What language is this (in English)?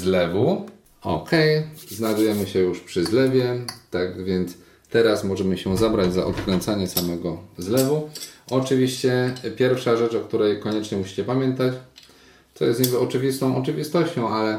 Polish